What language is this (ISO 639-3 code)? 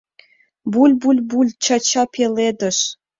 chm